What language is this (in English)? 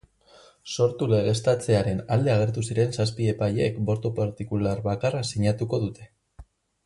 Basque